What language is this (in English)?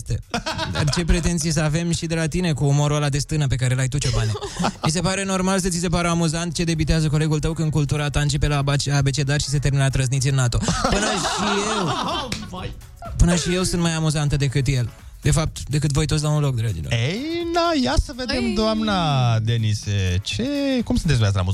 Romanian